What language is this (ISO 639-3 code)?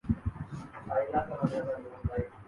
urd